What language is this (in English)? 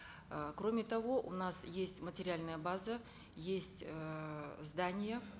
Kazakh